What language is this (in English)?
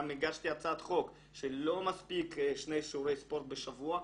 Hebrew